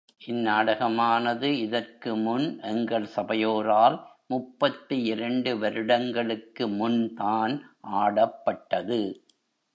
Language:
Tamil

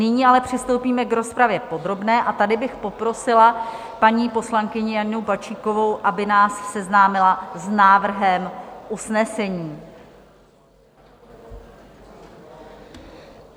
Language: Czech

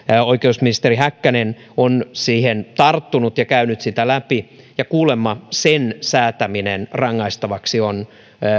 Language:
Finnish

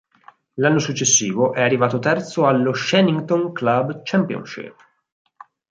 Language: Italian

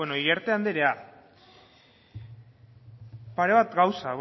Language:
Basque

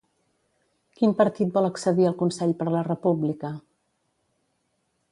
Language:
Catalan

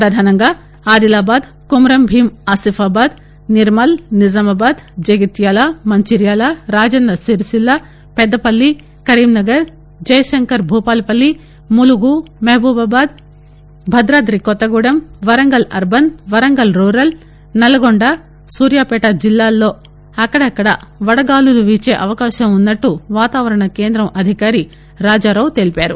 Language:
Telugu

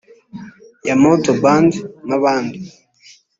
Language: Kinyarwanda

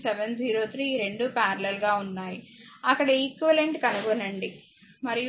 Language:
Telugu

